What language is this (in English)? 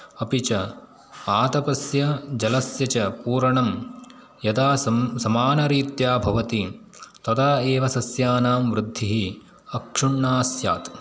Sanskrit